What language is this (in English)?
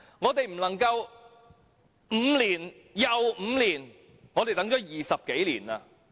Cantonese